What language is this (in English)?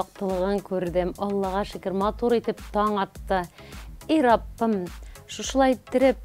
Turkish